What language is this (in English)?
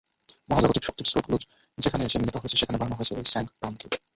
Bangla